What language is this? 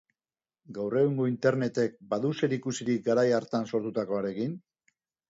Basque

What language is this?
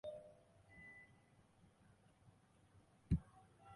Chinese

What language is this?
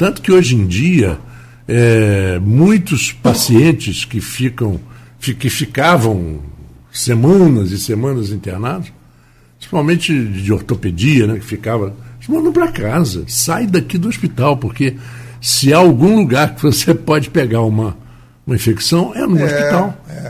Portuguese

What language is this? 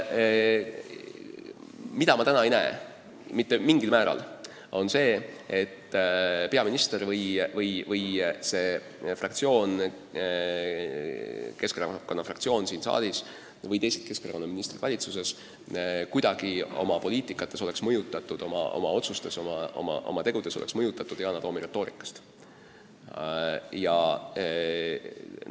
Estonian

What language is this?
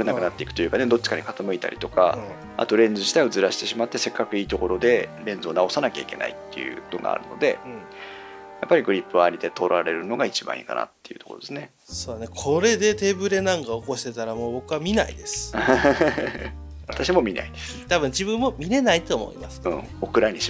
Japanese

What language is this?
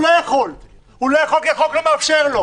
Hebrew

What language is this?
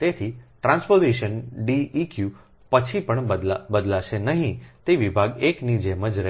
Gujarati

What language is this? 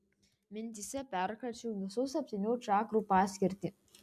Lithuanian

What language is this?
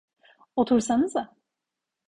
Turkish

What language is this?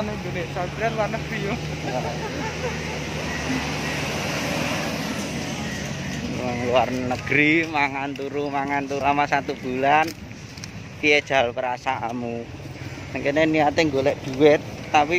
Indonesian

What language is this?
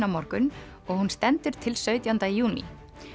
Icelandic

